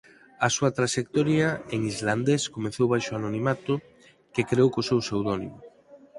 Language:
Galician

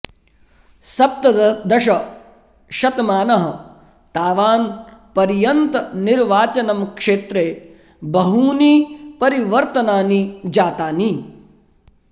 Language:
Sanskrit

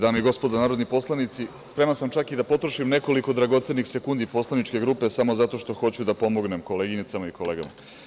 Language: Serbian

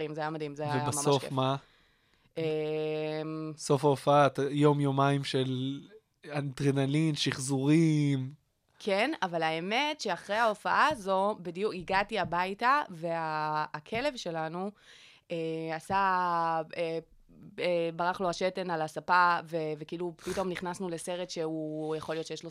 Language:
Hebrew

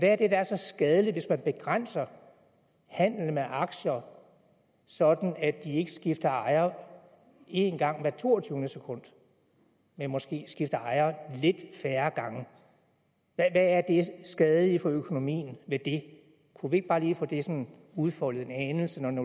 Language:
Danish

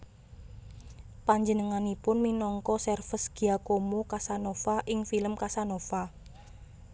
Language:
Javanese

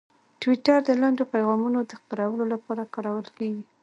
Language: Pashto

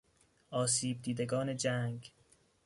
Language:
Persian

